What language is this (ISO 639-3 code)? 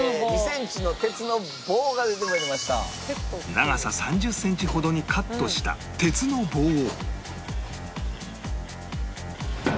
jpn